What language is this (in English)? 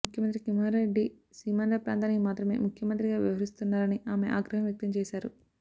Telugu